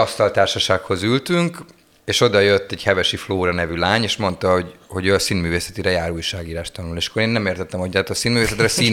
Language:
Hungarian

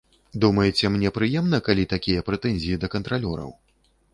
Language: Belarusian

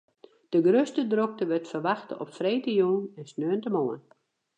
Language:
Western Frisian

